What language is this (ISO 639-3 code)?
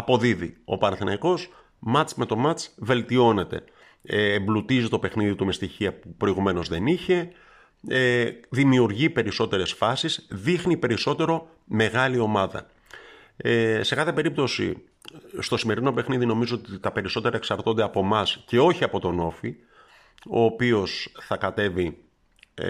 ell